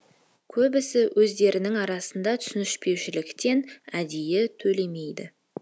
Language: Kazakh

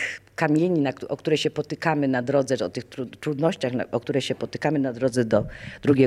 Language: Polish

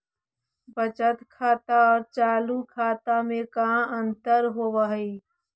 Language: Magahi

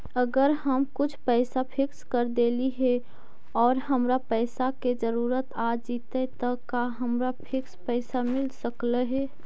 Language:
Magahi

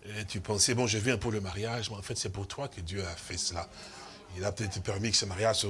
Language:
French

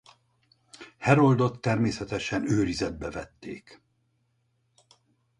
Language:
Hungarian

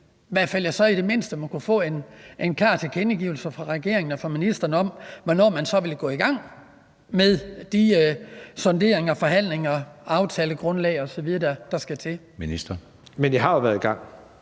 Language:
Danish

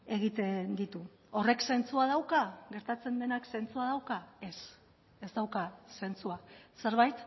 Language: Basque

